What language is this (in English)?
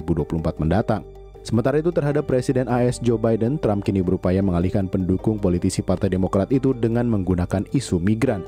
Indonesian